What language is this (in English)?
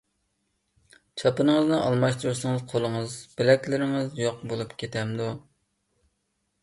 Uyghur